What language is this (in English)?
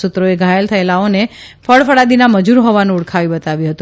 Gujarati